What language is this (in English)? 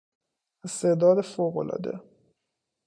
Persian